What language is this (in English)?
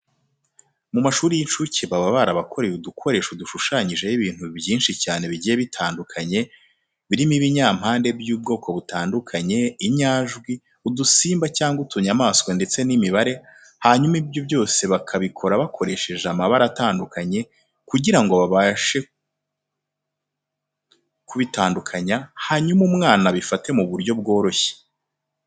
Kinyarwanda